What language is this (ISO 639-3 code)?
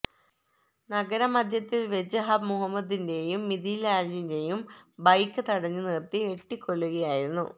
mal